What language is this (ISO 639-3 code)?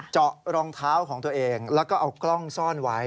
tha